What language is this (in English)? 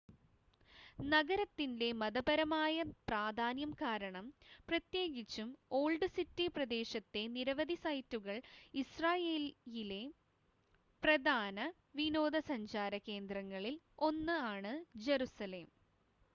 Malayalam